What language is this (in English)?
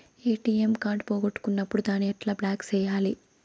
Telugu